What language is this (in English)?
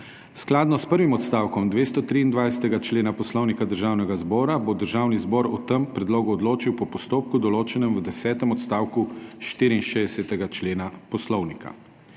Slovenian